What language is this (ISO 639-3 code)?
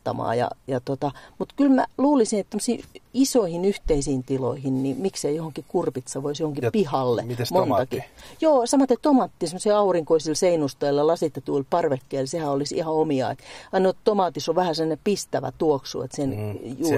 fin